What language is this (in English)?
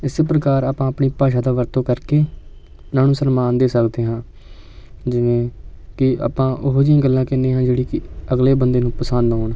Punjabi